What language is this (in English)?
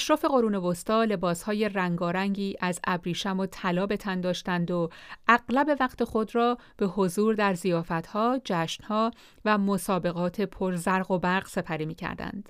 Persian